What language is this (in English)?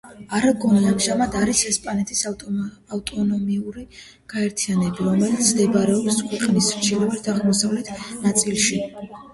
Georgian